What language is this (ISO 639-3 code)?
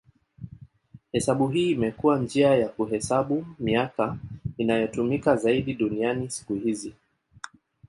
swa